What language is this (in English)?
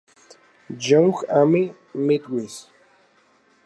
Spanish